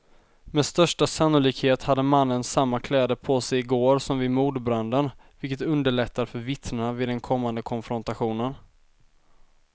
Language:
Swedish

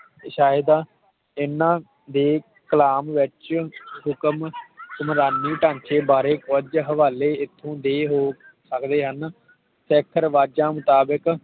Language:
Punjabi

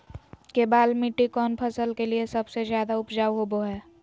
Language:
Magahi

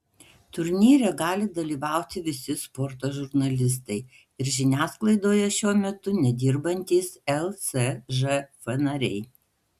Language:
Lithuanian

